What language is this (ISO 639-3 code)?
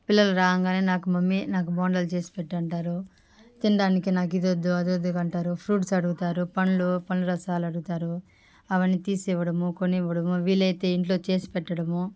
tel